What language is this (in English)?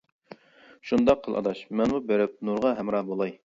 Uyghur